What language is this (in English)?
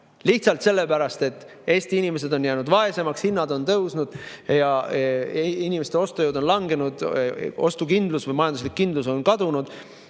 Estonian